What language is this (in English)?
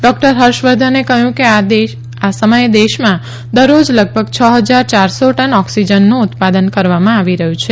Gujarati